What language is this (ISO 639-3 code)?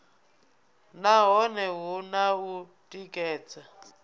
ven